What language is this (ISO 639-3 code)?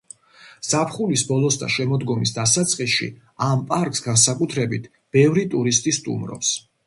kat